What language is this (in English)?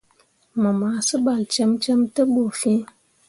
Mundang